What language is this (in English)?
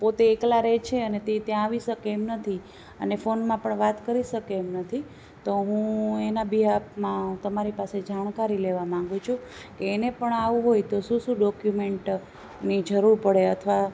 Gujarati